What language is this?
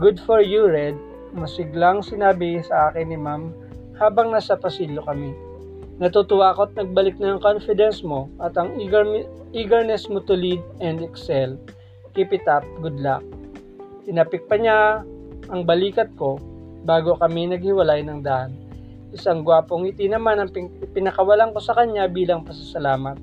Filipino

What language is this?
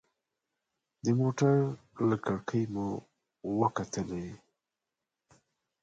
Pashto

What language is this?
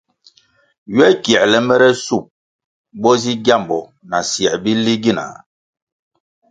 Kwasio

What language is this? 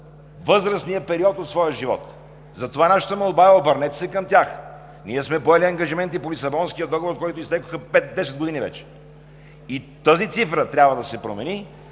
Bulgarian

